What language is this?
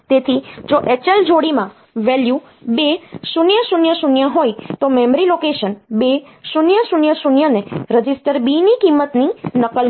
Gujarati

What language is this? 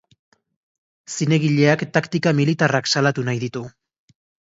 Basque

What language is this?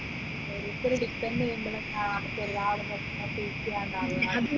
Malayalam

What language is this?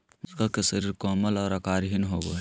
Magahi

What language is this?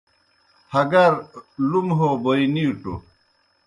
Kohistani Shina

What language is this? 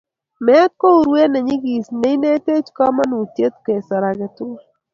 Kalenjin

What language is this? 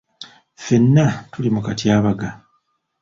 Ganda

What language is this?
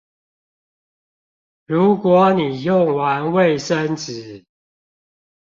Chinese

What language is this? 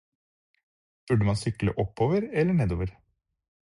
Norwegian Bokmål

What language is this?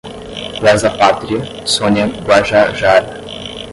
Portuguese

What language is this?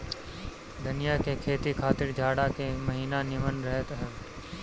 Bhojpuri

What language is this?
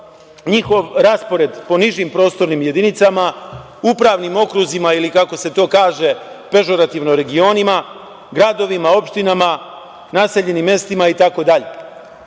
Serbian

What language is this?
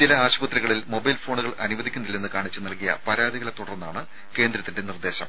Malayalam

